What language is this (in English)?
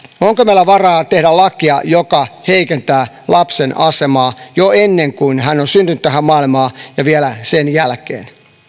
Finnish